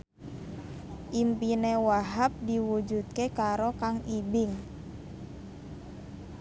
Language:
Javanese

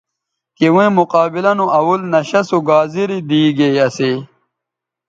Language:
Bateri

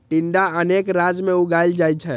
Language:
Maithili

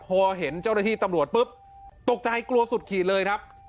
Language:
Thai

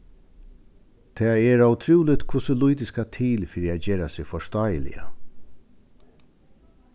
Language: Faroese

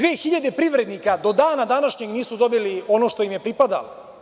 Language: Serbian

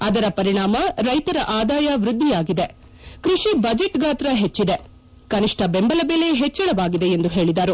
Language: Kannada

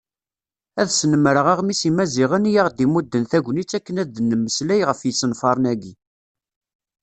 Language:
Kabyle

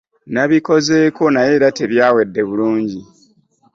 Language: Ganda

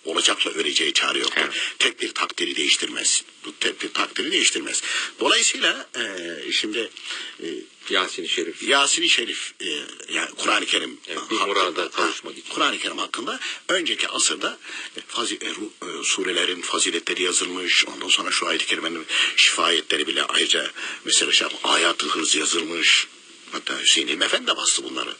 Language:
Turkish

